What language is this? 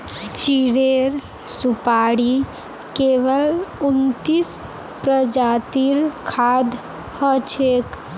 Magahi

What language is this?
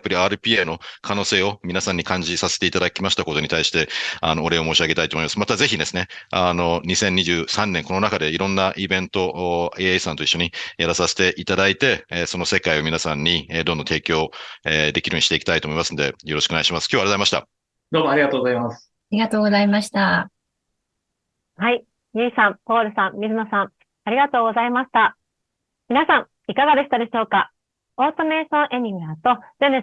Japanese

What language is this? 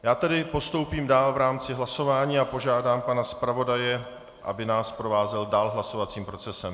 Czech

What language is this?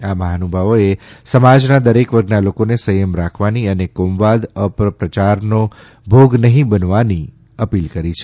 Gujarati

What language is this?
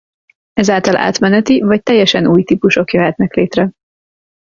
Hungarian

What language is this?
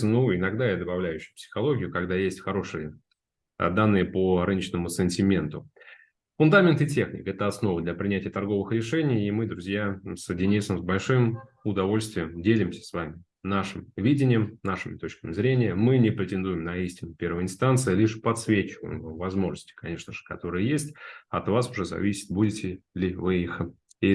Russian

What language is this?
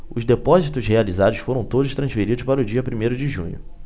Portuguese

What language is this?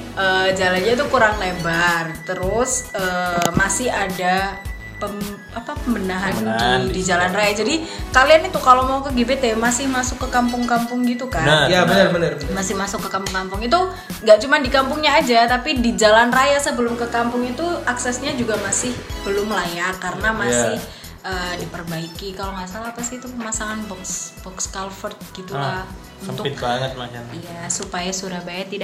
Indonesian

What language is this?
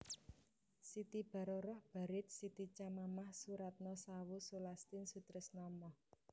Javanese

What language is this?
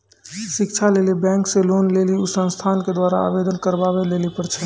Maithili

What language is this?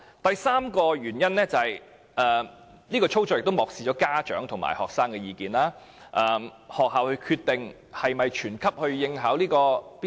Cantonese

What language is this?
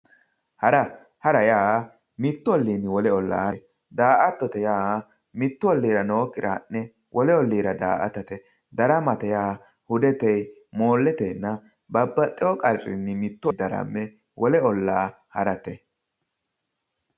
Sidamo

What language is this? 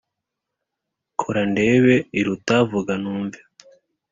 Kinyarwanda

